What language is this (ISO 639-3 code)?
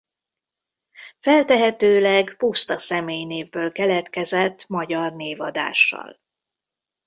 hun